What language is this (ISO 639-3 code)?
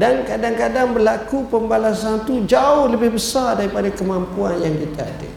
msa